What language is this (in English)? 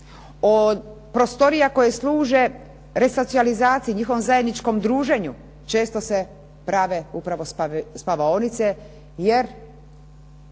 Croatian